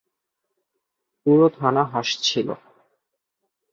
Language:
Bangla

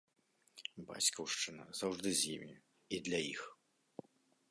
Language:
Belarusian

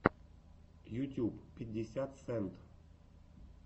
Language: Russian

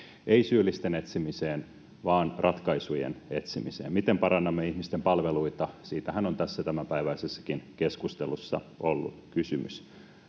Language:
Finnish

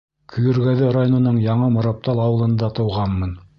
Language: Bashkir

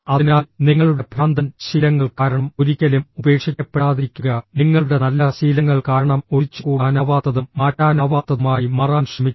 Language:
Malayalam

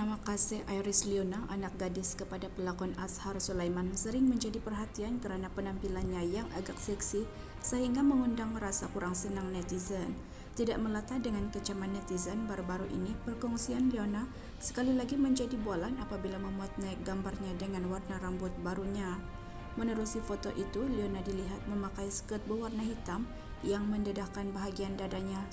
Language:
Malay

